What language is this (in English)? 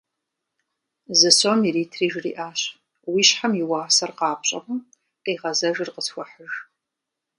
Kabardian